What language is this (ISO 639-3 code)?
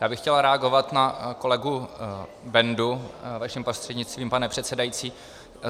ces